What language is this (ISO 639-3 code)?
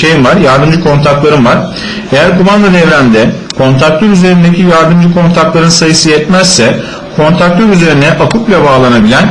tur